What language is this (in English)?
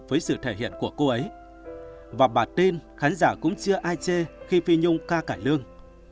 Vietnamese